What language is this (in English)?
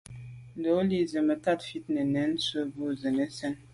Medumba